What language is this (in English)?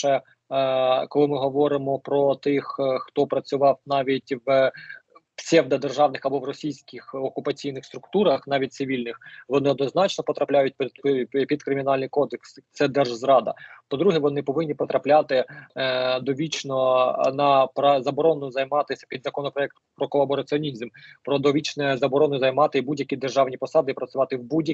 Ukrainian